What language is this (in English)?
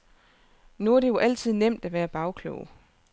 Danish